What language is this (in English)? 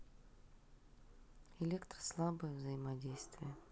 Russian